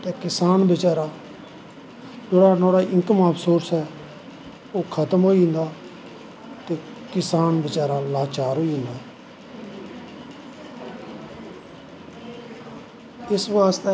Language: Dogri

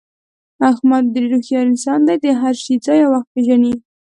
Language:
Pashto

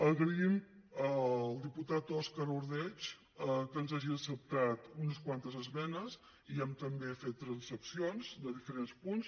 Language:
Catalan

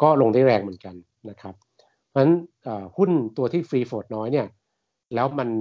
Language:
Thai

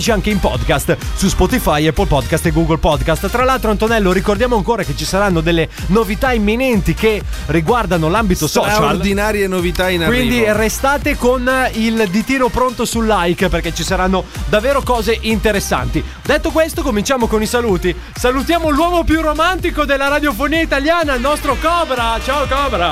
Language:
Italian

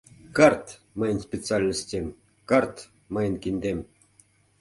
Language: Mari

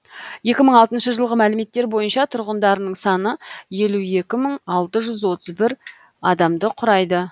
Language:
Kazakh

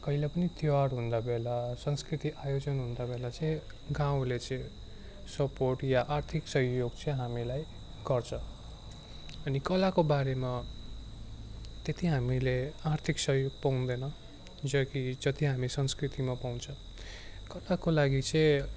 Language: Nepali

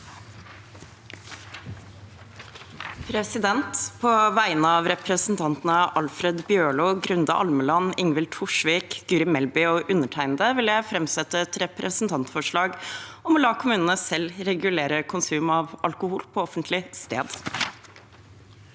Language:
Norwegian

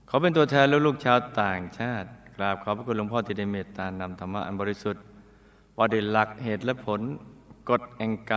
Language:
Thai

